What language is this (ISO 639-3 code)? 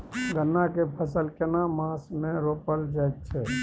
mai